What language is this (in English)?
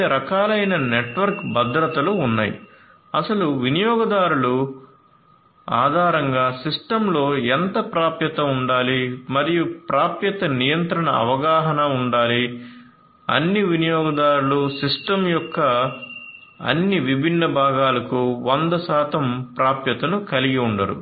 Telugu